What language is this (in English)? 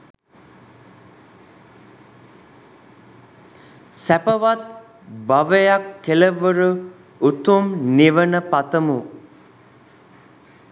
Sinhala